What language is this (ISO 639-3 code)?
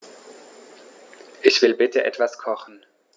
deu